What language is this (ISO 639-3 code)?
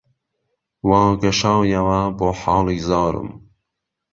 ckb